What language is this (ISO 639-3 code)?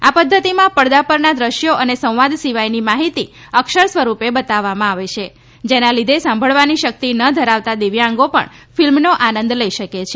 guj